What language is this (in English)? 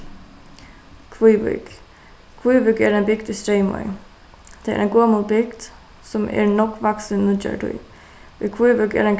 Faroese